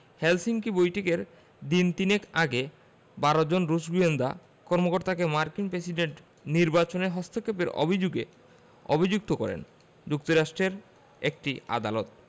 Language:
Bangla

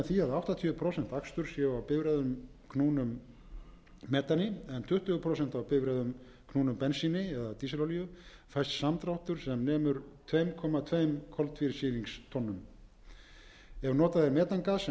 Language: Icelandic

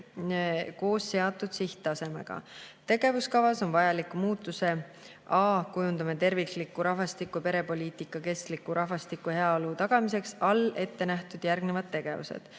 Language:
Estonian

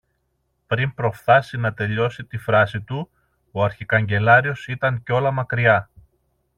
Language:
Greek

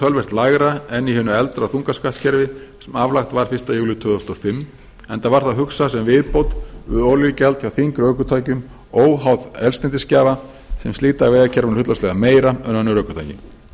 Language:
Icelandic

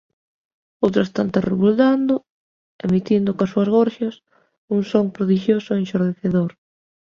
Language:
Galician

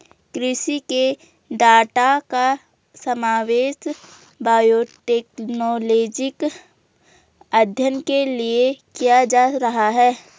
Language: Hindi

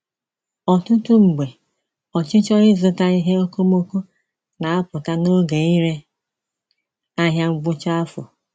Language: Igbo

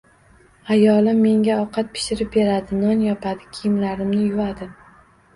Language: Uzbek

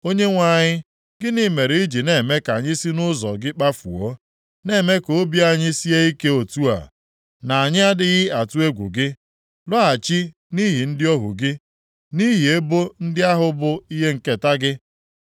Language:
Igbo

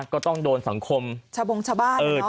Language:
Thai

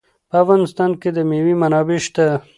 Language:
Pashto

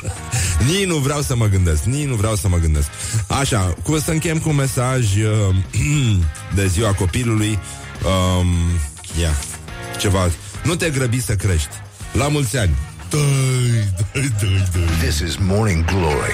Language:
Romanian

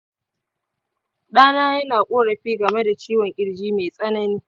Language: Hausa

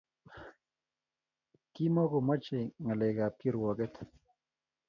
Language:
Kalenjin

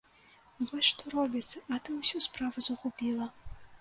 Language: Belarusian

